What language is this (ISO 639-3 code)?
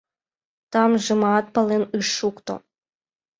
chm